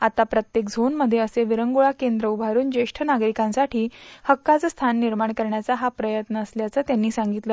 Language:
Marathi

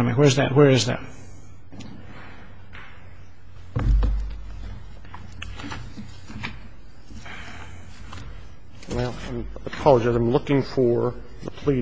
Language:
English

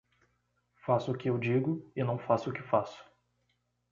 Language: Portuguese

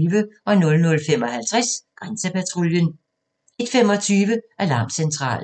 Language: Danish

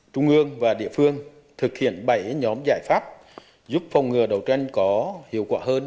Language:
Vietnamese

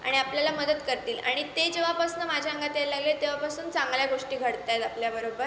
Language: Marathi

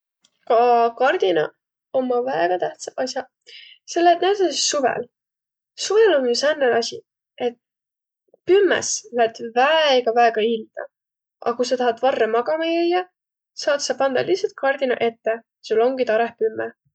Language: Võro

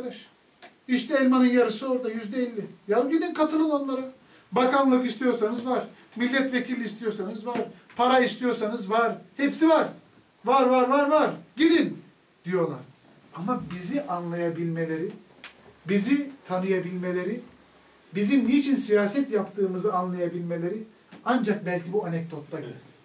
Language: Turkish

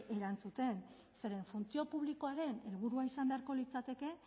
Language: Basque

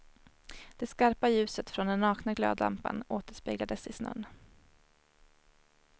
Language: Swedish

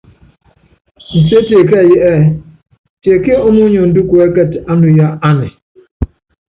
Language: Yangben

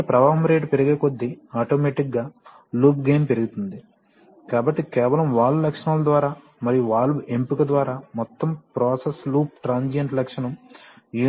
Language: Telugu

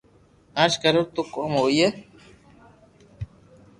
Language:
Loarki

